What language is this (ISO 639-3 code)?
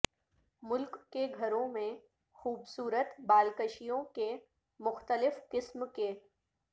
urd